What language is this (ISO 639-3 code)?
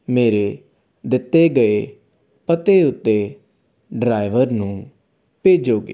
pan